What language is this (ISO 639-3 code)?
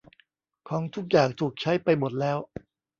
tha